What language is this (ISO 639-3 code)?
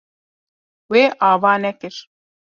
kur